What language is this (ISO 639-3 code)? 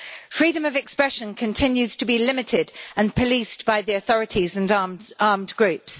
eng